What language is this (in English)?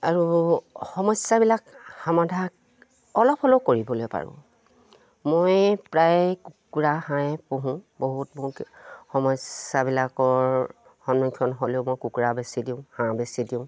Assamese